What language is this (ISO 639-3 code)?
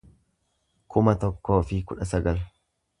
orm